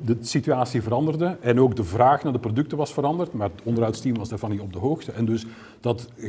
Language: Dutch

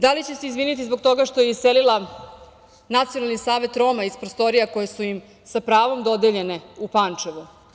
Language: Serbian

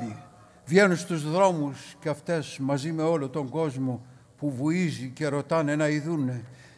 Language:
Greek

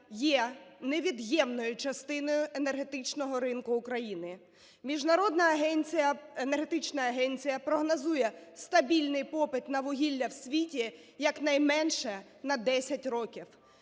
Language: Ukrainian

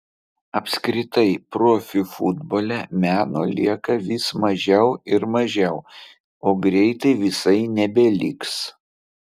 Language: Lithuanian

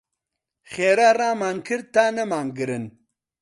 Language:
Central Kurdish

